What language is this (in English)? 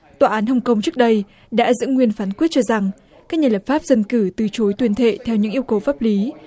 Vietnamese